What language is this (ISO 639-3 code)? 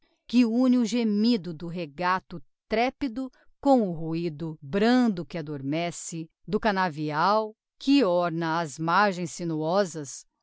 por